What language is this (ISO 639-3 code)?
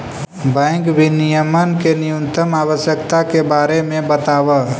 mag